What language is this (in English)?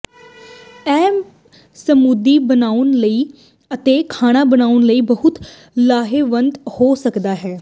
Punjabi